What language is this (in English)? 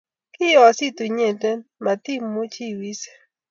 Kalenjin